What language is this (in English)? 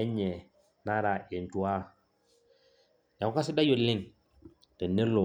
Masai